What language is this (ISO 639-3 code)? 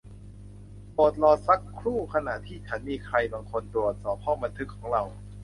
tha